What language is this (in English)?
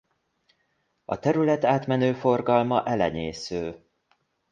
Hungarian